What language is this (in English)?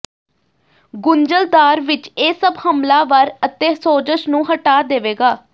Punjabi